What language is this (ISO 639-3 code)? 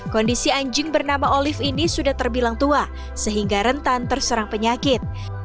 ind